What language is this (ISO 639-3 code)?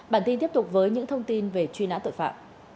vie